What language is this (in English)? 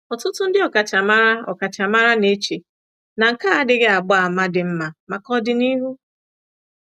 Igbo